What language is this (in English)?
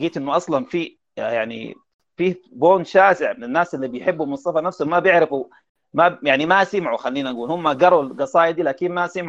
Arabic